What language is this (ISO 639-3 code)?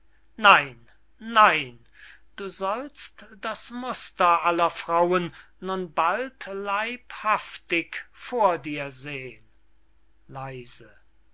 deu